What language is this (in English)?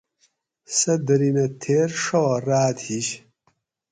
Gawri